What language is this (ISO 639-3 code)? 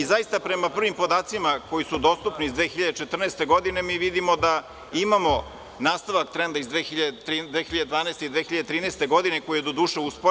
srp